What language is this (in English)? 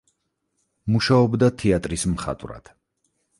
Georgian